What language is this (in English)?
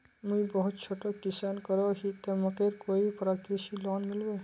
Magahi